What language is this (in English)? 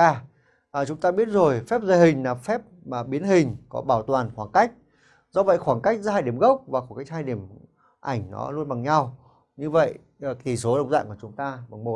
Vietnamese